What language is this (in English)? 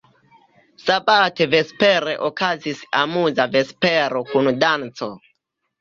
Esperanto